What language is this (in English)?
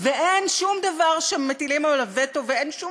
Hebrew